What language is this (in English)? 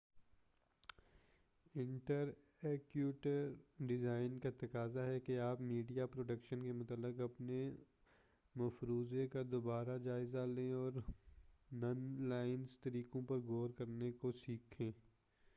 Urdu